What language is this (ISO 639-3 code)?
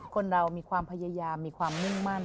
tha